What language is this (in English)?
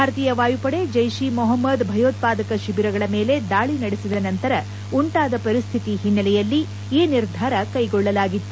Kannada